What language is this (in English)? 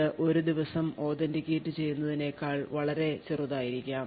Malayalam